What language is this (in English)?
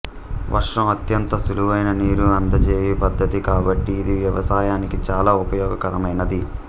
Telugu